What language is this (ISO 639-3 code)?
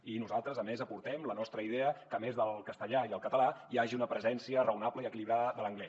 cat